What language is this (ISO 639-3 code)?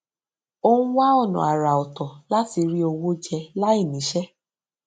yor